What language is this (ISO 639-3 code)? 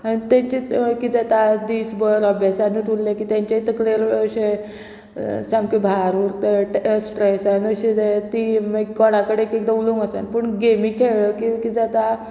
kok